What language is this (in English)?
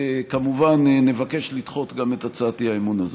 Hebrew